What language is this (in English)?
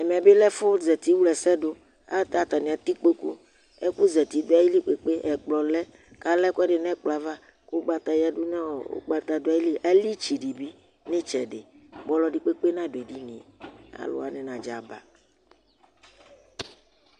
Ikposo